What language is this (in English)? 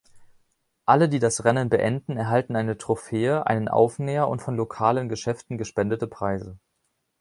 German